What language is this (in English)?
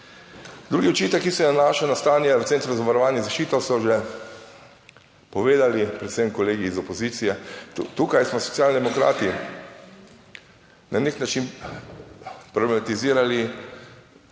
Slovenian